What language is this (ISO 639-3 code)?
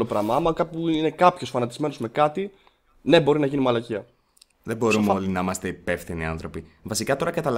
ell